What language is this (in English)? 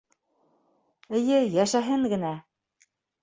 Bashkir